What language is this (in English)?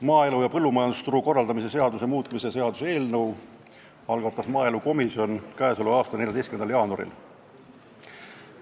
Estonian